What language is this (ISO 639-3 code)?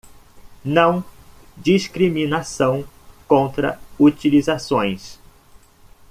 por